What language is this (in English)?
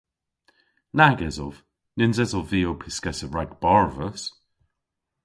Cornish